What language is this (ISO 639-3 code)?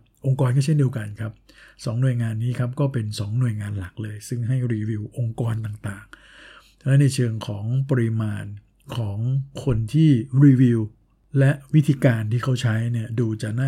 tha